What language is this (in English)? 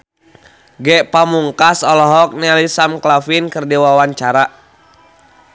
Sundanese